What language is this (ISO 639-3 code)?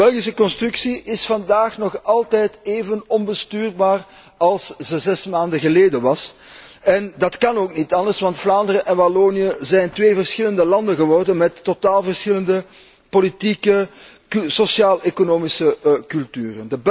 nld